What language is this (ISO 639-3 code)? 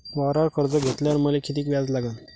mar